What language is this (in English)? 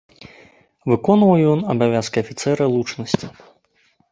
Belarusian